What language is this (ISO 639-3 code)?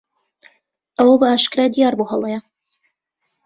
ckb